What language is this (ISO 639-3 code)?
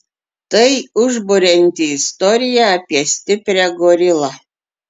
lit